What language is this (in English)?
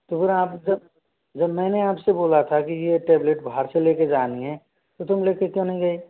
Hindi